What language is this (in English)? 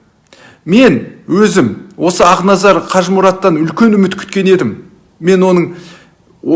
Kazakh